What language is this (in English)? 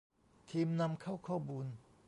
Thai